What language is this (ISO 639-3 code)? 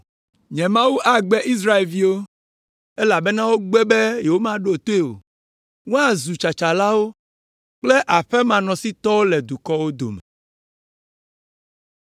ewe